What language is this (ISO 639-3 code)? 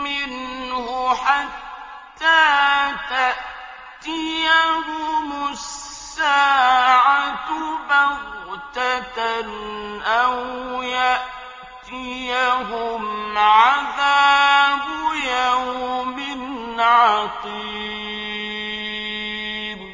ara